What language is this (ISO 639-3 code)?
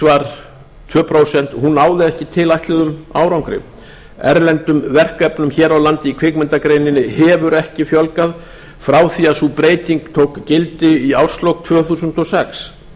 isl